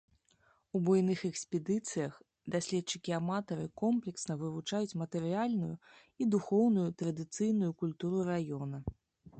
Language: Belarusian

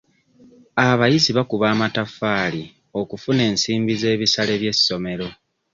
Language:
Ganda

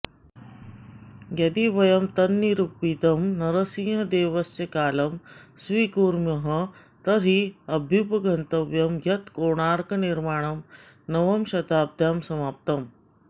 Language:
Sanskrit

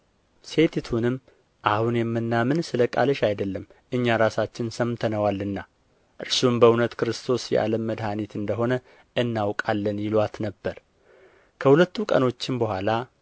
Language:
Amharic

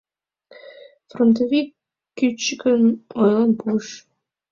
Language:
Mari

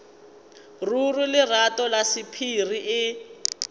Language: Northern Sotho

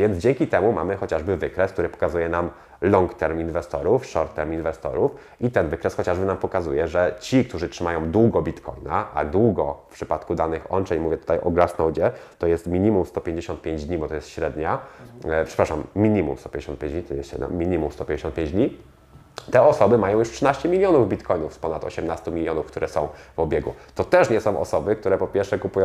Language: Polish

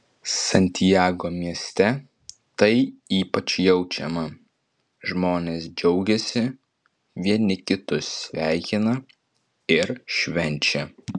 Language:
Lithuanian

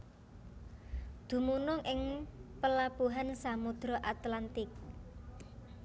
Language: Javanese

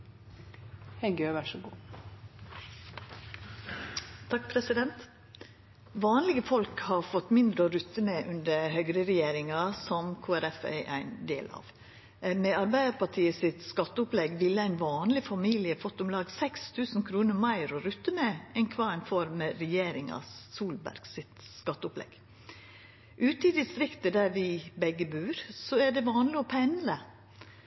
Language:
Norwegian Nynorsk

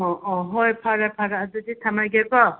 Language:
Manipuri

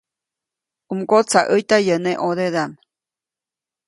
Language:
Copainalá Zoque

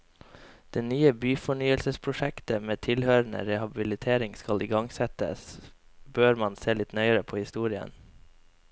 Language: Norwegian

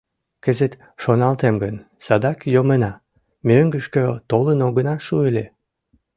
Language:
Mari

